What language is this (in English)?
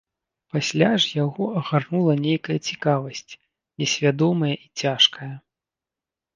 Belarusian